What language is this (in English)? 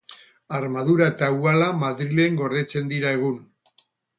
Basque